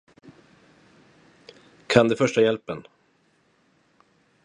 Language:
Swedish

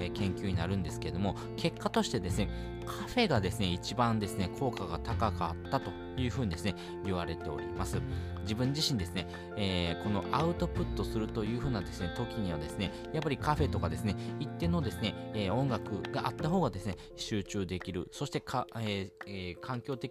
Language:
Japanese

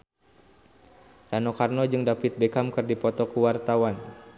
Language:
Sundanese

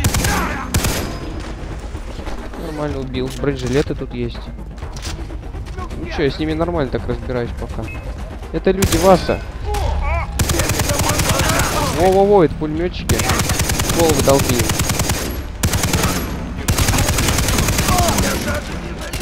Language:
Russian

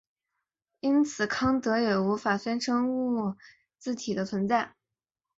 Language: Chinese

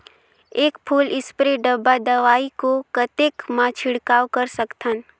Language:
Chhattisgarhi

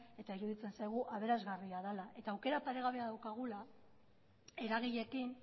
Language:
Basque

